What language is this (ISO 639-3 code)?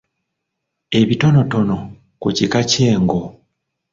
lug